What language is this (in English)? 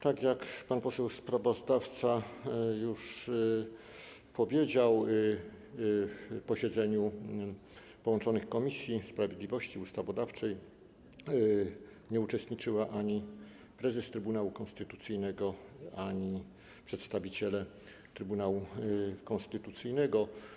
Polish